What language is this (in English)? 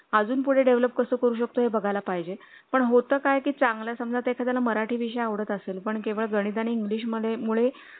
Marathi